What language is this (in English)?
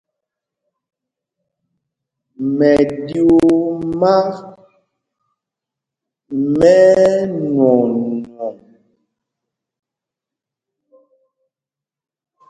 Mpumpong